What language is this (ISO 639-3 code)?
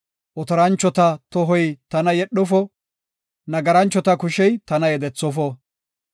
gof